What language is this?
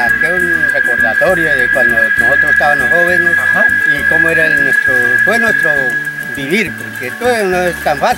Spanish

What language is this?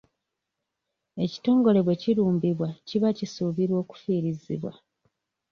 Ganda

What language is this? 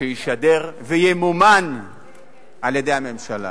Hebrew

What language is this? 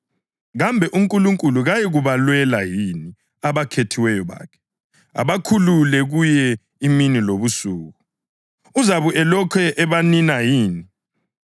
North Ndebele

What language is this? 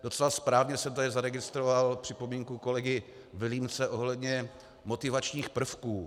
Czech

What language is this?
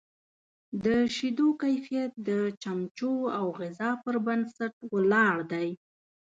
Pashto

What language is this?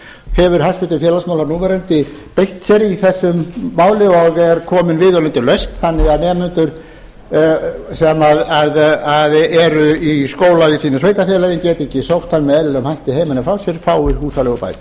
Icelandic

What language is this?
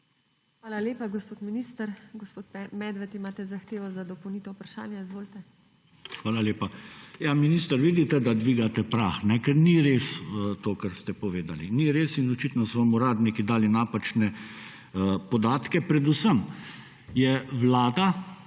Slovenian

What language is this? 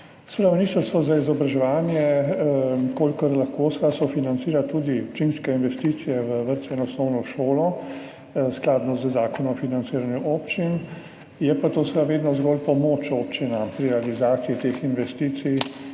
Slovenian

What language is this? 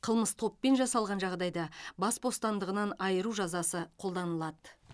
Kazakh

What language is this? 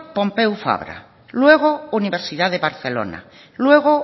Spanish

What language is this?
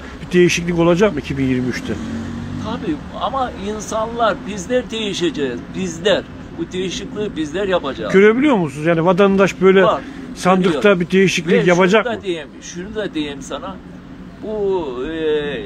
Turkish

